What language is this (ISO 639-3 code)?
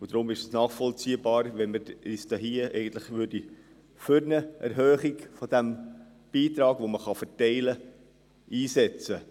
gsw